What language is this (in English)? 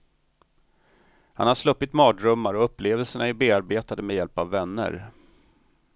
Swedish